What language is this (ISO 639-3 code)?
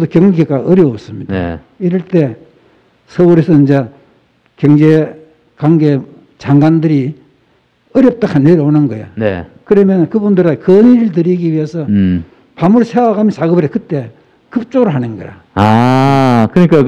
kor